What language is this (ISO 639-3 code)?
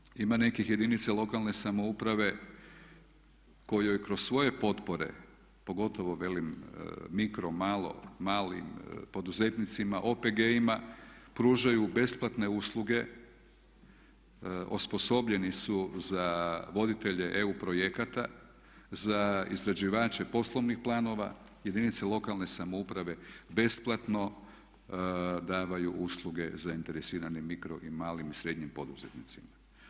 hrv